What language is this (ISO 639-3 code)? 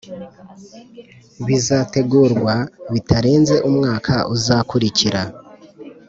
kin